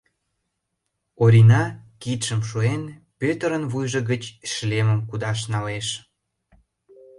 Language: Mari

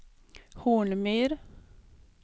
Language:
Swedish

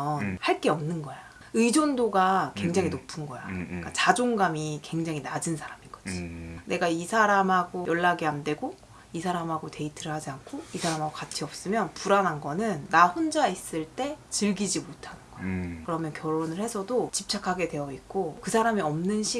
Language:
Korean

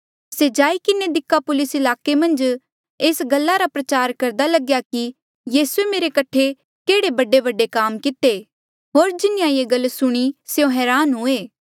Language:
Mandeali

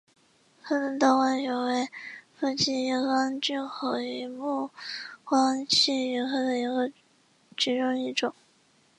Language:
Chinese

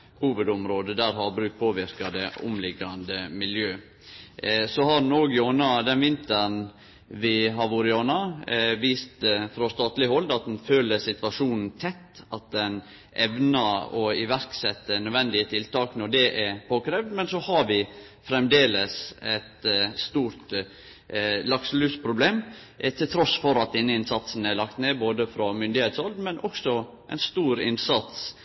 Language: Norwegian Nynorsk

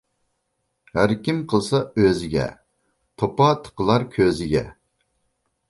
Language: Uyghur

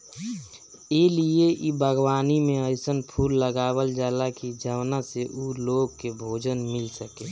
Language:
Bhojpuri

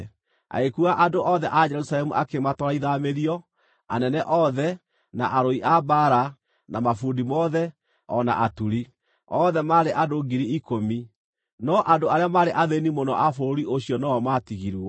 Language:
Kikuyu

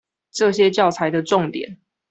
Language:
Chinese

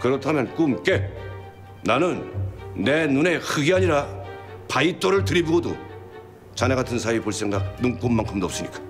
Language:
Korean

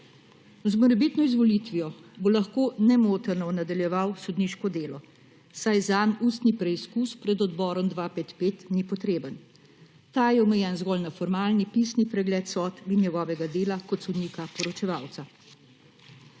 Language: Slovenian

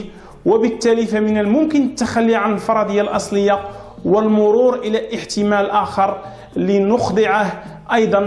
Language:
Arabic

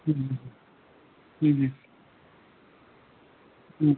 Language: Assamese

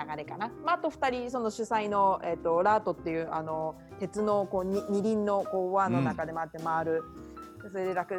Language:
Japanese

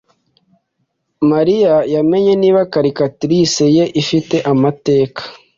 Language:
Kinyarwanda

